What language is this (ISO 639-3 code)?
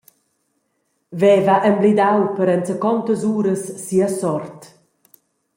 roh